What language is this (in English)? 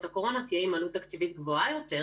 Hebrew